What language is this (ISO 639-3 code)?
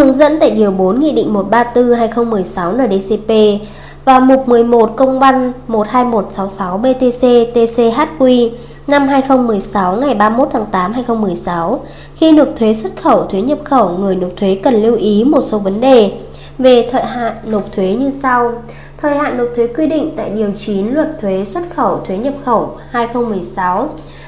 vie